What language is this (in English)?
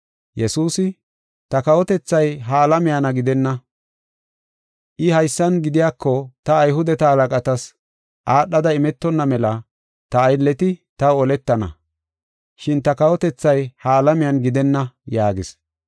Gofa